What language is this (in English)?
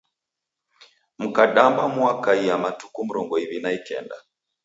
Taita